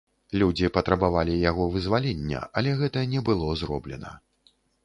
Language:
Belarusian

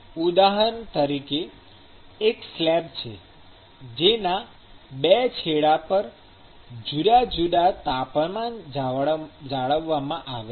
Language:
Gujarati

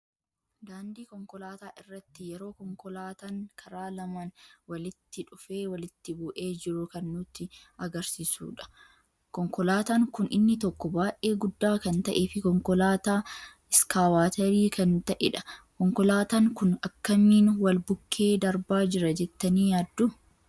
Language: Oromo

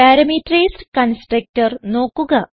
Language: Malayalam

